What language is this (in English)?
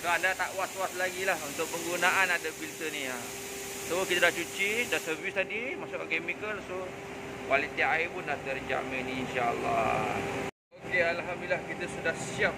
Malay